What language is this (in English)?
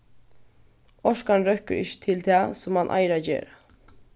Faroese